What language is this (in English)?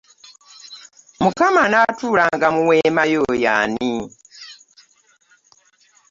Ganda